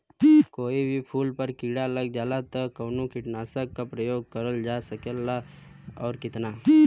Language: Bhojpuri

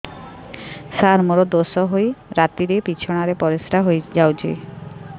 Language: Odia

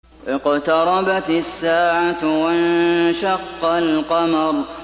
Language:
Arabic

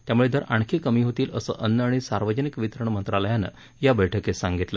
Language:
Marathi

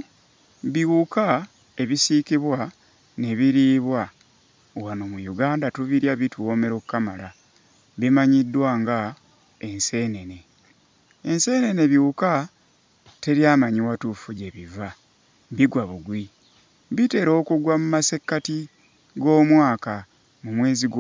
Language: Ganda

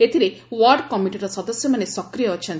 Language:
Odia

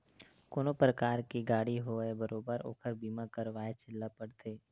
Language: Chhattisgarhi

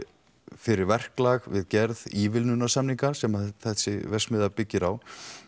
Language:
Icelandic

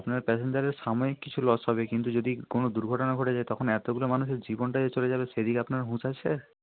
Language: Bangla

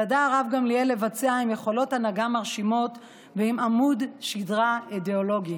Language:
Hebrew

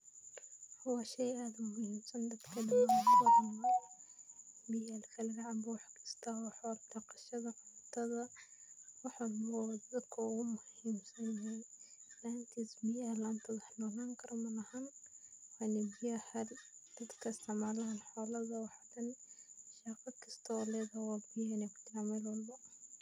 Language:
Somali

